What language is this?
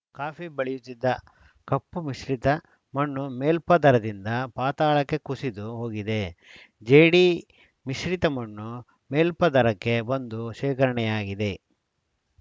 Kannada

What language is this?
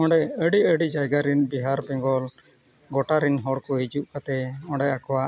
Santali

